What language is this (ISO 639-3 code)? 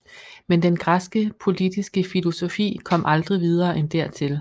dan